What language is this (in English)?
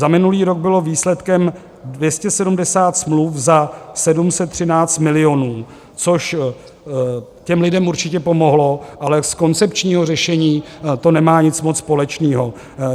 Czech